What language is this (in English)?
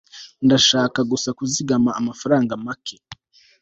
Kinyarwanda